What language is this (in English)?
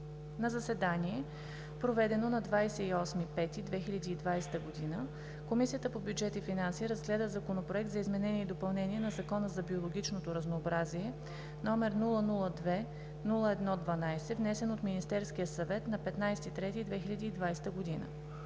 Bulgarian